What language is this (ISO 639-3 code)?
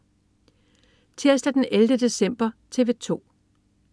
dan